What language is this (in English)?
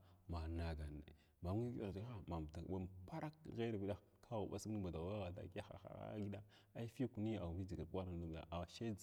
Glavda